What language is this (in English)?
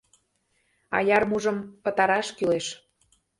Mari